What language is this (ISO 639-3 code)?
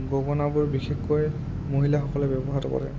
asm